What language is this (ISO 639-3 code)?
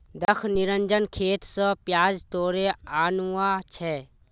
mag